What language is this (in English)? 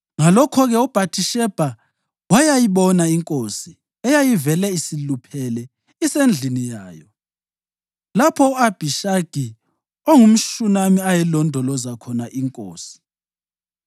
North Ndebele